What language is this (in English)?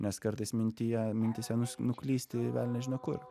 Lithuanian